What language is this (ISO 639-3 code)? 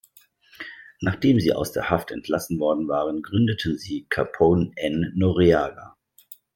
deu